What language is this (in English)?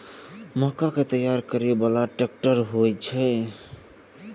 Maithili